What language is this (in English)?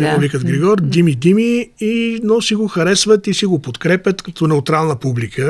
Bulgarian